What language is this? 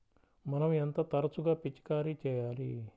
Telugu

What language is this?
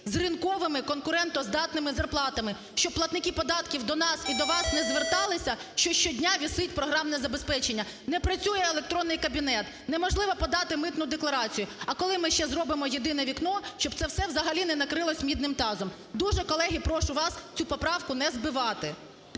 Ukrainian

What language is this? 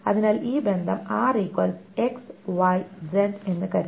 Malayalam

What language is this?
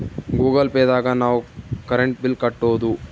Kannada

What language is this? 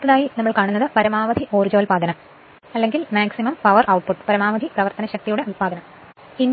Malayalam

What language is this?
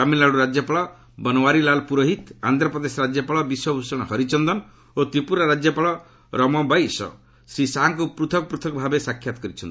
Odia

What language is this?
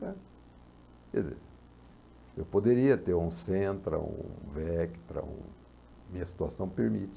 Portuguese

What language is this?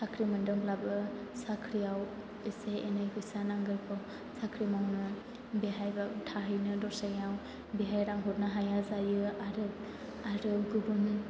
Bodo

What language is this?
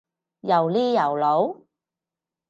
Cantonese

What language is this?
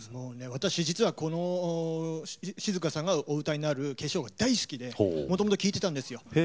Japanese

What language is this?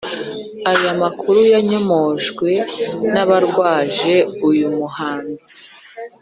Kinyarwanda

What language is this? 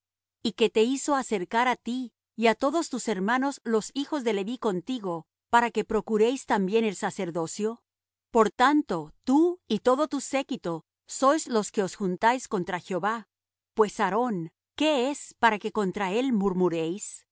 Spanish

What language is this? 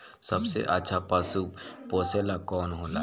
Bhojpuri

